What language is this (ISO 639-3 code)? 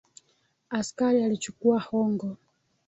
swa